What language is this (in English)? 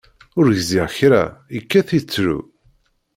Kabyle